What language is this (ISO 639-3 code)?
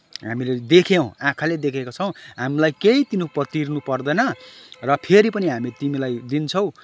nep